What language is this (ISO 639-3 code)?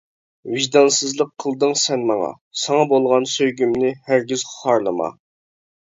uig